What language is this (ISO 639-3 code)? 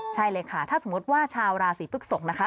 tha